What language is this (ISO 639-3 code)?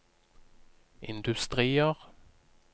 nor